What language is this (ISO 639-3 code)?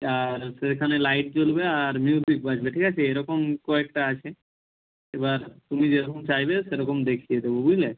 ben